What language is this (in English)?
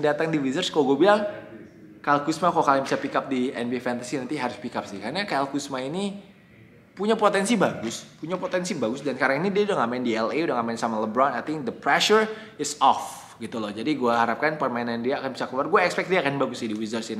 Indonesian